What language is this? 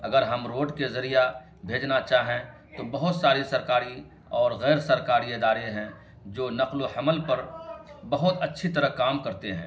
Urdu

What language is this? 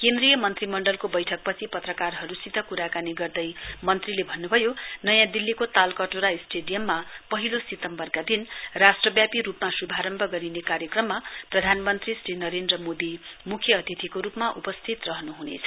Nepali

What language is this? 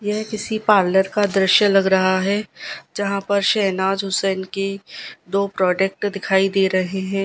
Hindi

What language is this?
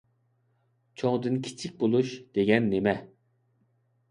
Uyghur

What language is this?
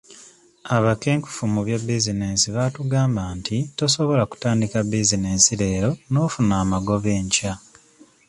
Ganda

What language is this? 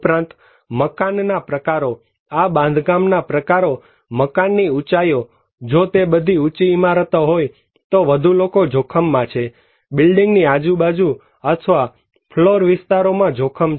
Gujarati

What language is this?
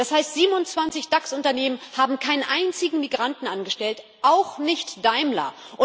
German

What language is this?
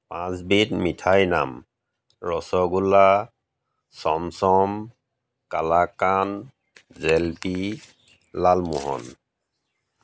Assamese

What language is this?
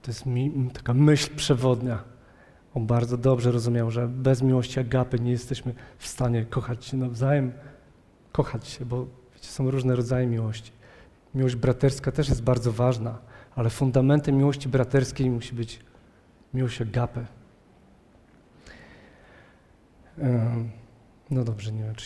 Polish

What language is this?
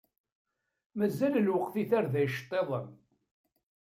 Kabyle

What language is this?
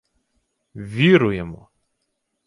Ukrainian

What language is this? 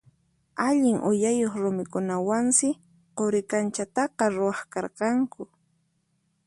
Puno Quechua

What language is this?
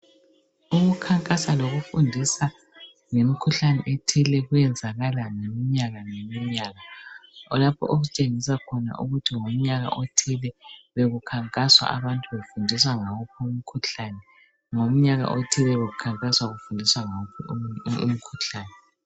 North Ndebele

